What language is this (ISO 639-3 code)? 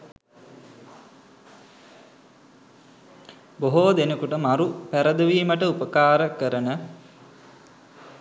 sin